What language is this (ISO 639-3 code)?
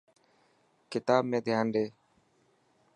mki